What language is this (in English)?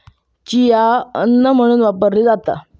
Marathi